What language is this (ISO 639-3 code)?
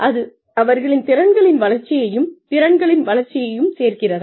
tam